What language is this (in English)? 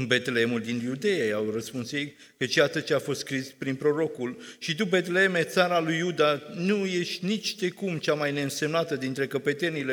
Romanian